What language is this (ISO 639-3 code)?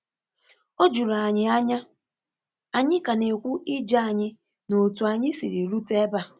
ibo